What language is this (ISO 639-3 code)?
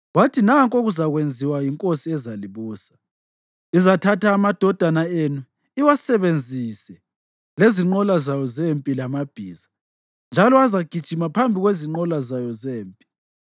nde